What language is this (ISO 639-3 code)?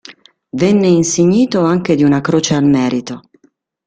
ita